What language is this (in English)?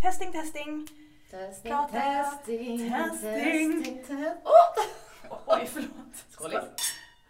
Swedish